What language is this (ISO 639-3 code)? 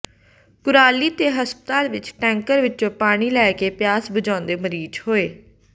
pan